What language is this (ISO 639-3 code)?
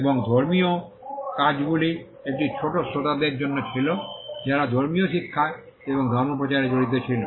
ben